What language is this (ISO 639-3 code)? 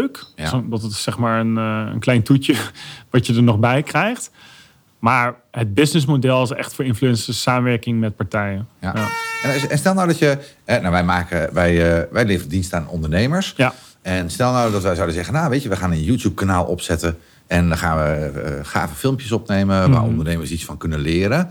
nld